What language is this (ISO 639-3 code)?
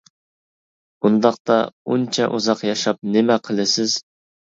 uig